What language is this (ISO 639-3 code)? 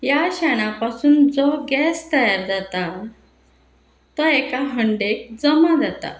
kok